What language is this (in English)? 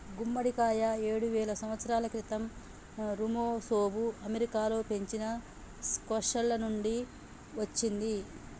Telugu